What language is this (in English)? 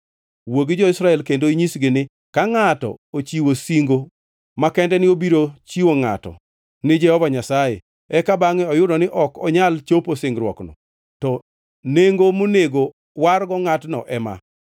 Luo (Kenya and Tanzania)